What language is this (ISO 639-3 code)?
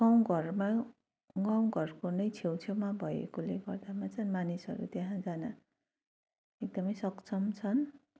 nep